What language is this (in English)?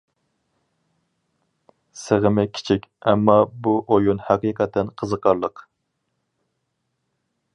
Uyghur